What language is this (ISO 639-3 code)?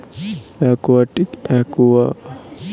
ben